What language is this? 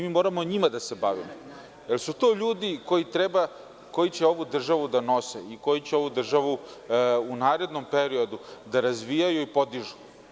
Serbian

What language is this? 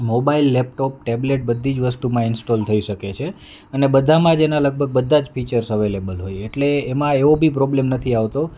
Gujarati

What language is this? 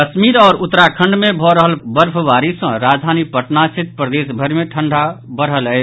Maithili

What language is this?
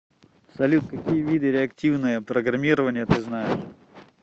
Russian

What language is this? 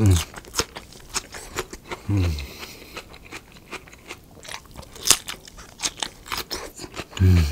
Korean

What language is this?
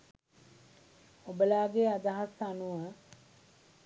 Sinhala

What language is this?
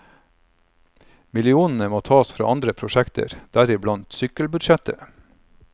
Norwegian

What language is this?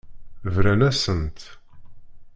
Kabyle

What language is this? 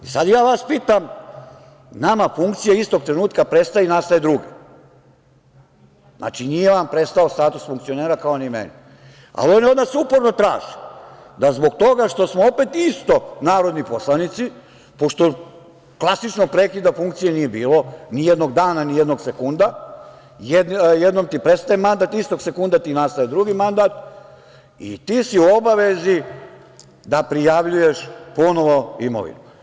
Serbian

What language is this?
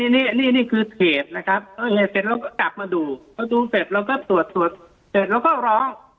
Thai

